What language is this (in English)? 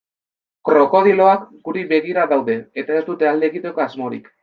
Basque